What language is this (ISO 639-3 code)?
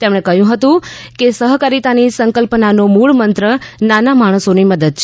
guj